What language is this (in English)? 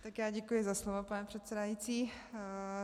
Czech